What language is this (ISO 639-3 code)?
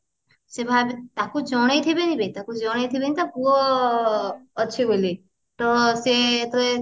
ori